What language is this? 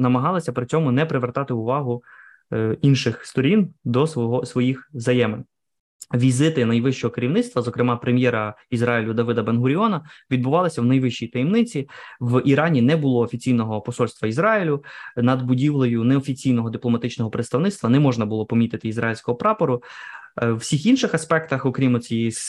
Ukrainian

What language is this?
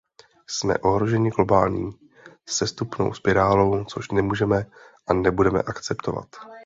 Czech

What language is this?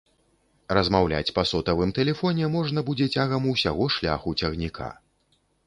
Belarusian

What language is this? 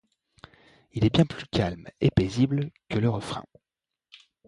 French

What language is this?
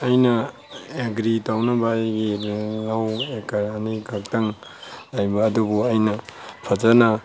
Manipuri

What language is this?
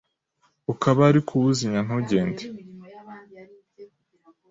Kinyarwanda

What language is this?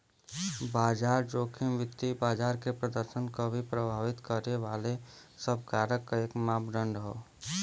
Bhojpuri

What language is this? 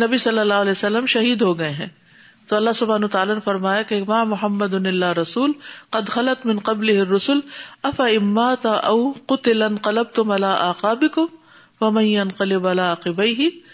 Urdu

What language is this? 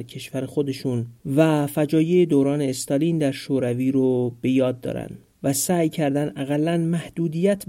Persian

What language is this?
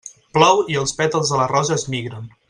Catalan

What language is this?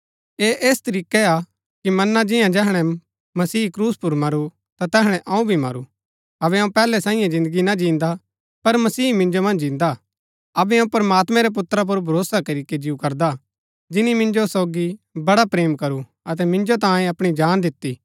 Gaddi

